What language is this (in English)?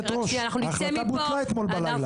Hebrew